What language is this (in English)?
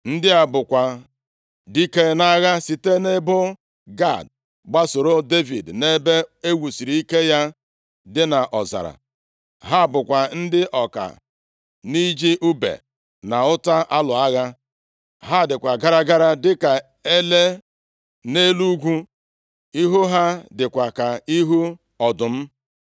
Igbo